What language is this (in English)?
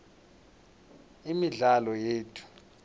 South Ndebele